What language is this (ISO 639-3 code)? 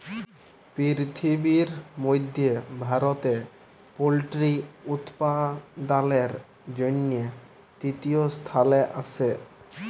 ben